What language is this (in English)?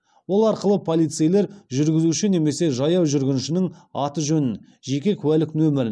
Kazakh